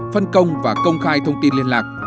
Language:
Vietnamese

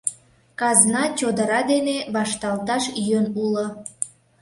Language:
Mari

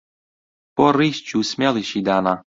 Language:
Central Kurdish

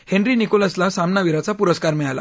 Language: Marathi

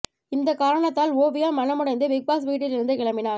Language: Tamil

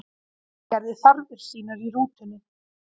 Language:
Icelandic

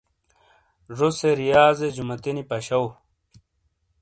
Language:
Shina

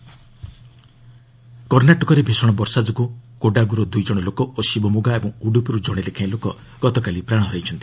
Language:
Odia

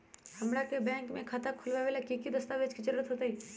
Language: Magahi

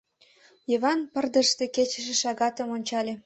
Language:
Mari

